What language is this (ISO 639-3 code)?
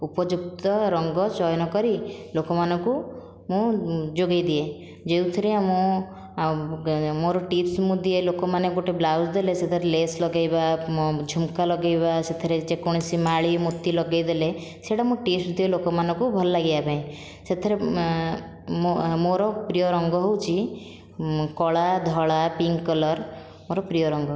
ori